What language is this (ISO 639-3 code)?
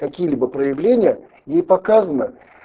rus